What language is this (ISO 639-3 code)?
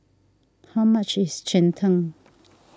eng